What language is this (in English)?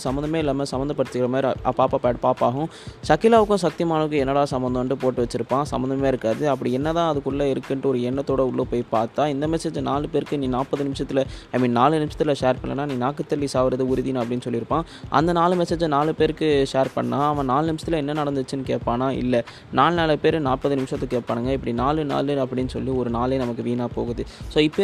Tamil